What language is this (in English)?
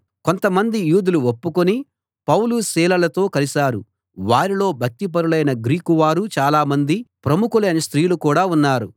Telugu